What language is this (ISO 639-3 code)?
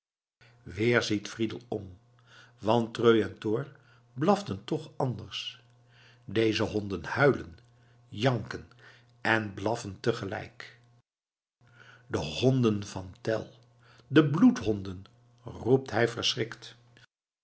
nld